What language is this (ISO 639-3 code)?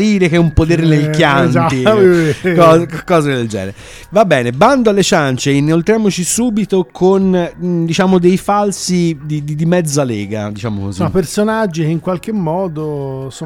ita